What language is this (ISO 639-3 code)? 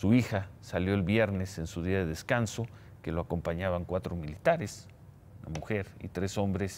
spa